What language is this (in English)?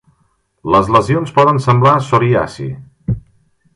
Catalan